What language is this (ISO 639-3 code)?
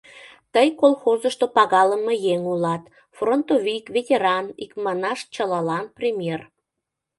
chm